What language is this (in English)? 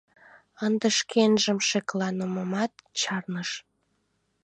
Mari